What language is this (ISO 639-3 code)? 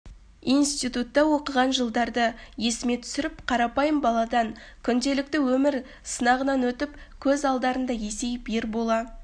kaz